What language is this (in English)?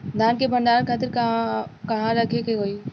Bhojpuri